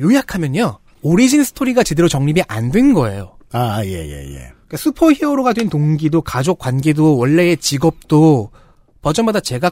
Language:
Korean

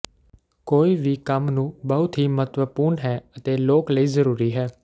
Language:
Punjabi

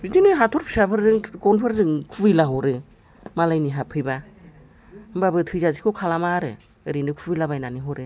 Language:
Bodo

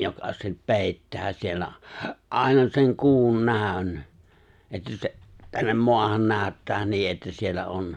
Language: Finnish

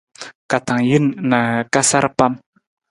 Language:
Nawdm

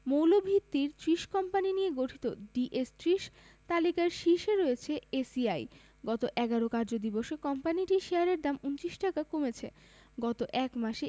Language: Bangla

